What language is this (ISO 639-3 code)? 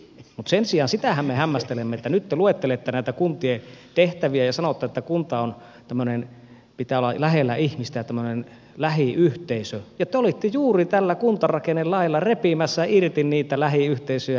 fin